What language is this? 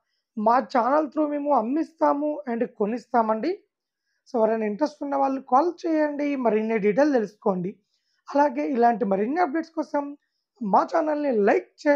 Telugu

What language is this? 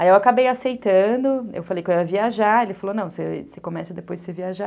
Portuguese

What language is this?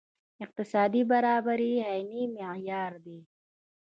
Pashto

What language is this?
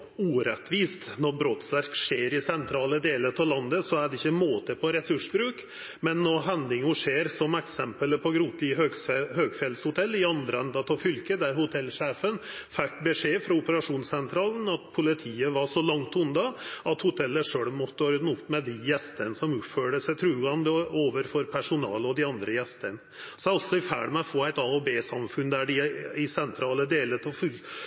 Norwegian Nynorsk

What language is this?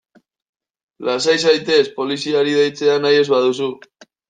Basque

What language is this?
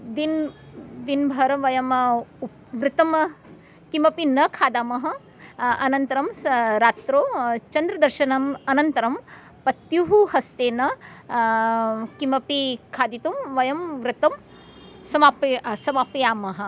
Sanskrit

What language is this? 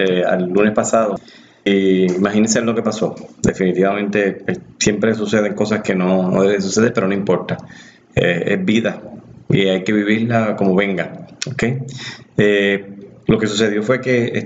Spanish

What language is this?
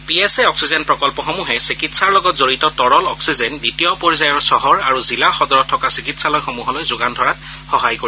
Assamese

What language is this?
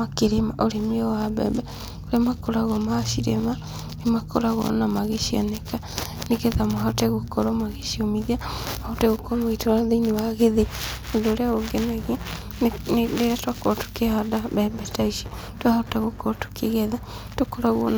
Kikuyu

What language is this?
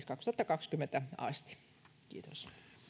Finnish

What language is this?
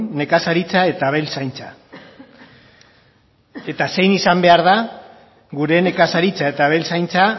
Basque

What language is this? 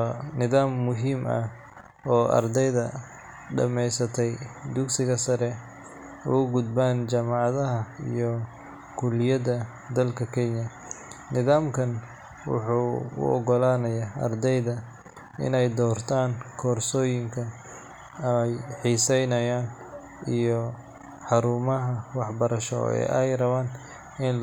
Somali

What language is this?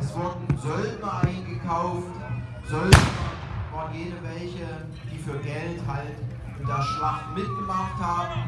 German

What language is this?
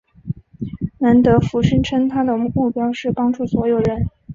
Chinese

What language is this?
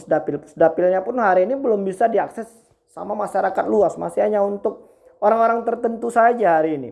Indonesian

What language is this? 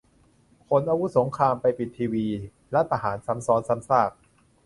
Thai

